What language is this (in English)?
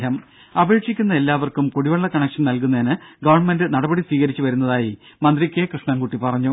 Malayalam